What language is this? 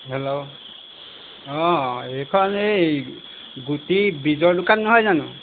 Assamese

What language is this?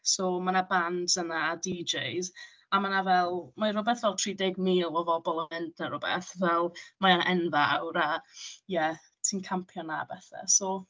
Welsh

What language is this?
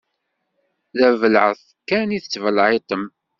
Kabyle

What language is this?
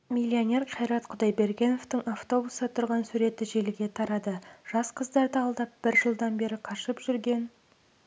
Kazakh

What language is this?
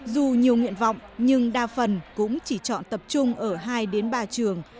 Vietnamese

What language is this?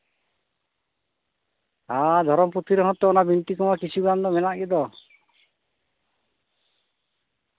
Santali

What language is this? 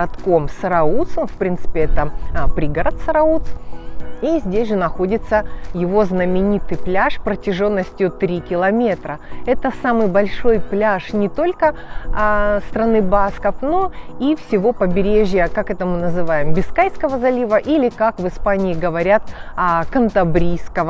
Russian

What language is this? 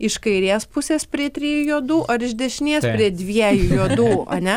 Lithuanian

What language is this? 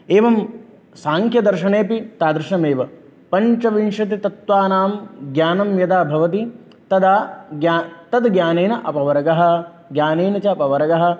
Sanskrit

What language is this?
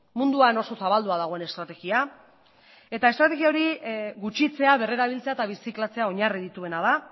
Basque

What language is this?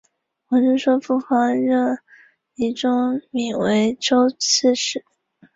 Chinese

